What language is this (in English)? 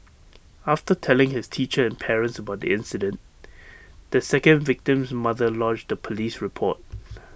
English